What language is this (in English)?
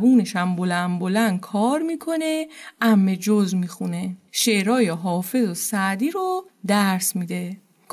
Persian